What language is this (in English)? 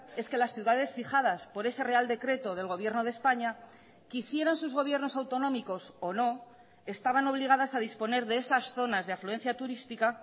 Spanish